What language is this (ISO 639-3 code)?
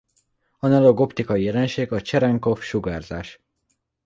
hun